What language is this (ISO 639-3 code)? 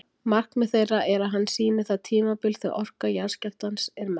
isl